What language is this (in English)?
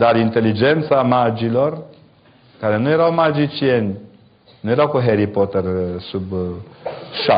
Romanian